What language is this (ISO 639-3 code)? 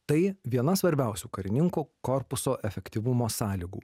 lit